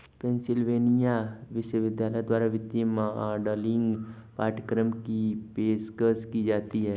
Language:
Hindi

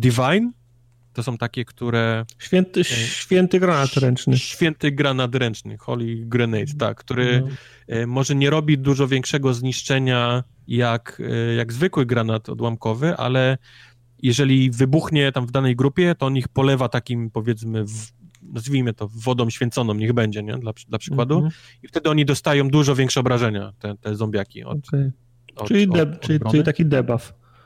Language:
Polish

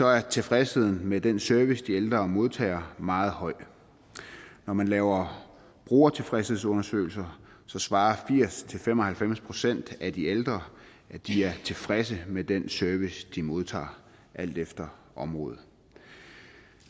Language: Danish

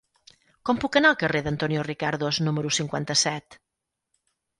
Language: Catalan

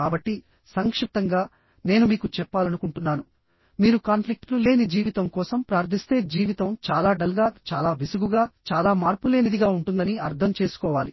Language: Telugu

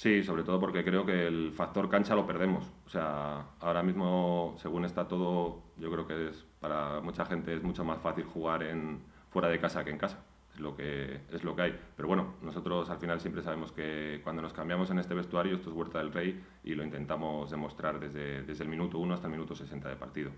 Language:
Spanish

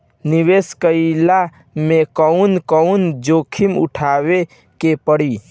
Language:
Bhojpuri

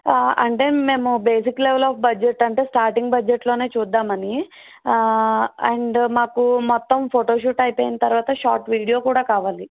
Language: Telugu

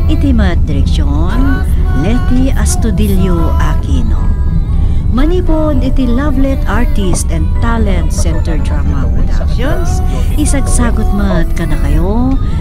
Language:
Filipino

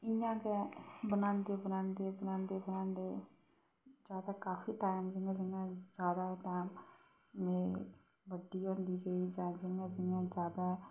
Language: Dogri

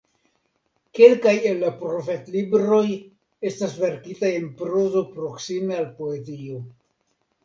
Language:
Esperanto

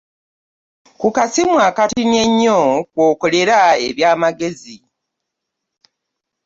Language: Ganda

